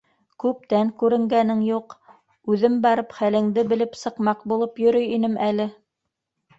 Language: Bashkir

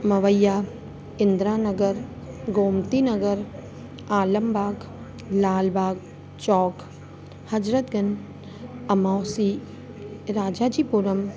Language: Sindhi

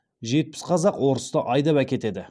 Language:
Kazakh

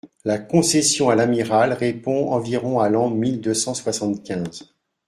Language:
French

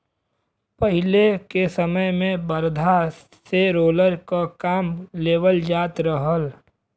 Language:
Bhojpuri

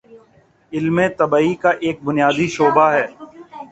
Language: Urdu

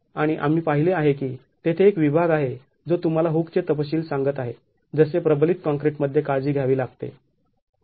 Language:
Marathi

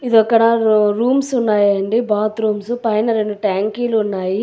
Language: Telugu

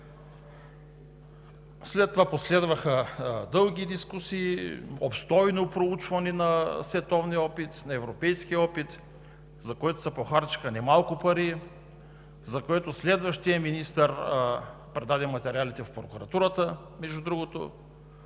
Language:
Bulgarian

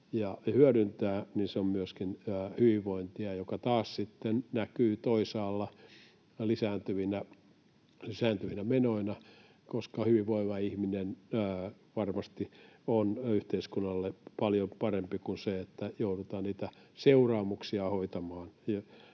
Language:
Finnish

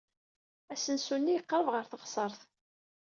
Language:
Kabyle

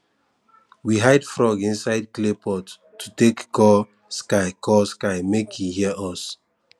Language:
Nigerian Pidgin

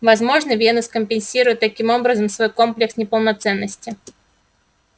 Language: Russian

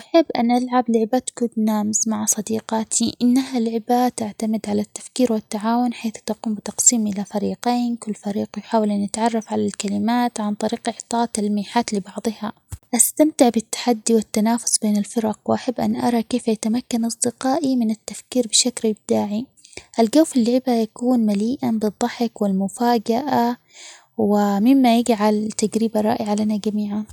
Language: Omani Arabic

